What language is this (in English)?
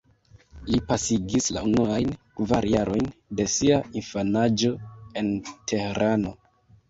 Esperanto